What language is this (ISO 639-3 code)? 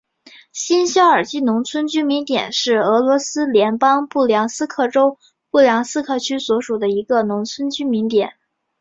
zho